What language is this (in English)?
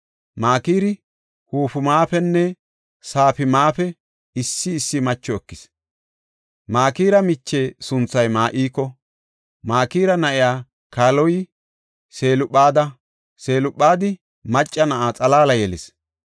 Gofa